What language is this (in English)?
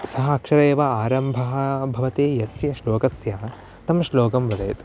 Sanskrit